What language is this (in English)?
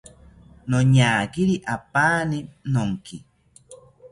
South Ucayali Ashéninka